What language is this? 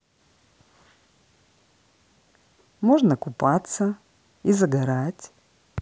Russian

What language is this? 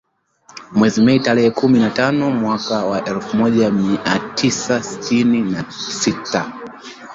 Swahili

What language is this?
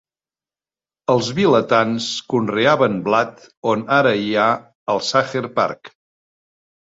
Catalan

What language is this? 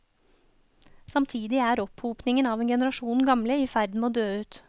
Norwegian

